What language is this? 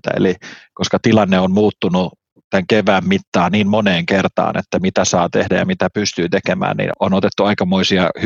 Finnish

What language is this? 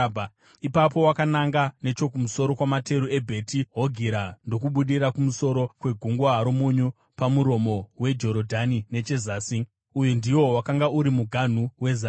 Shona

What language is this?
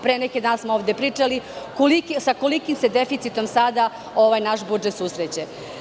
Serbian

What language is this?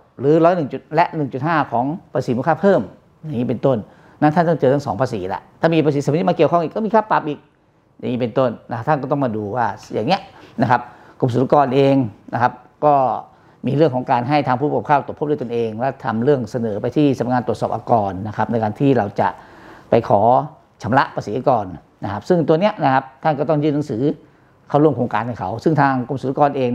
Thai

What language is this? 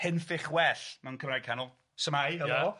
Welsh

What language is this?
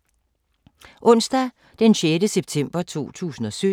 Danish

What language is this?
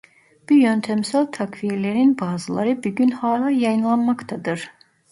Turkish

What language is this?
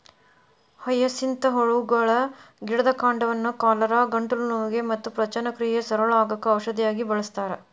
Kannada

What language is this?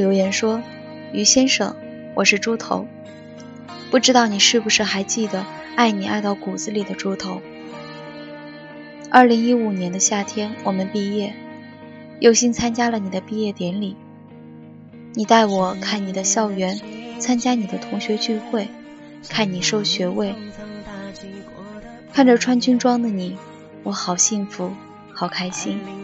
Chinese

